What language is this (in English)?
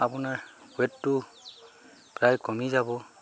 Assamese